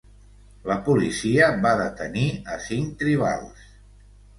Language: Catalan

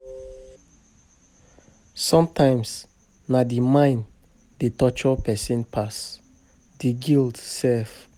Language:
Nigerian Pidgin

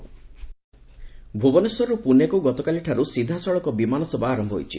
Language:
Odia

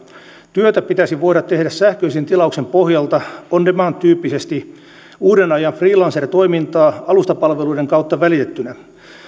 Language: Finnish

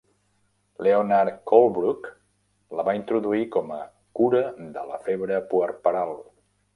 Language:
Catalan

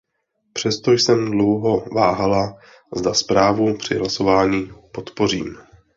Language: Czech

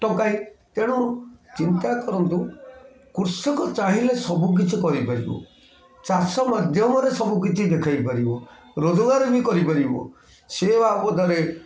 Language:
Odia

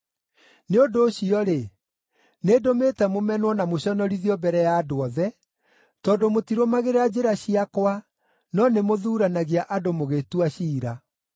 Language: Kikuyu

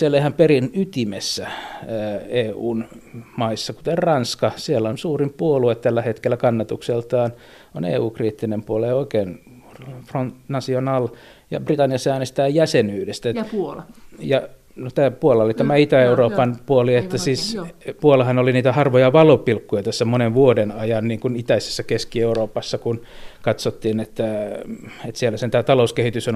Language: Finnish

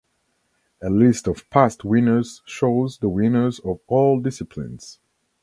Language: English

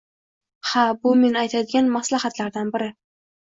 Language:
Uzbek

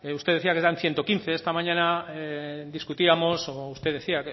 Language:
Spanish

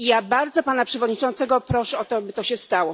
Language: Polish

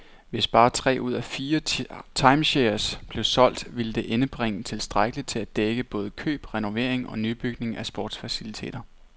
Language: Danish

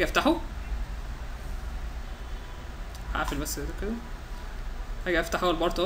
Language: Arabic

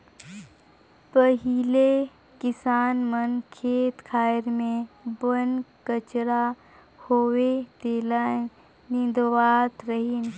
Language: Chhattisgarhi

